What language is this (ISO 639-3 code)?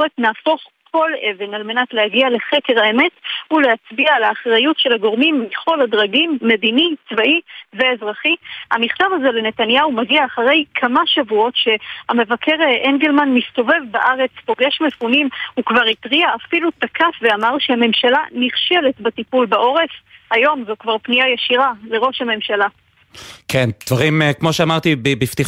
heb